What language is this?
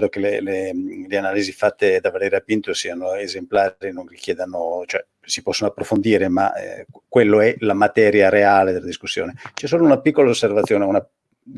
Italian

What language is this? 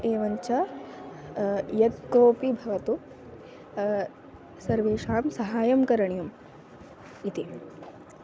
Sanskrit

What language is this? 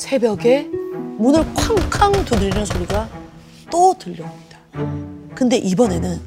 Korean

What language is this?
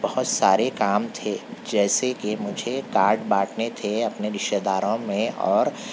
Urdu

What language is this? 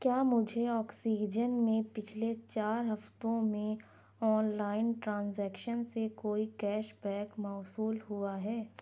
Urdu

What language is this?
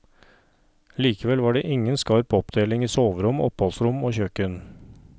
Norwegian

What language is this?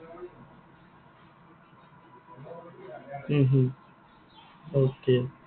Assamese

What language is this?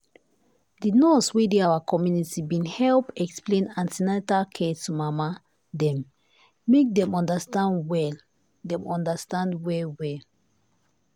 Nigerian Pidgin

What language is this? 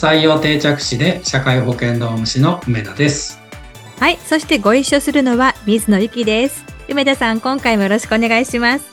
Japanese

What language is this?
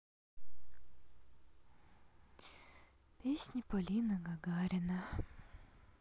Russian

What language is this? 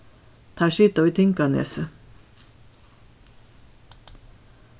Faroese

